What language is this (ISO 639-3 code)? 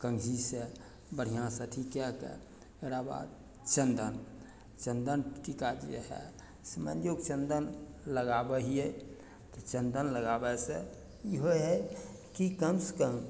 mai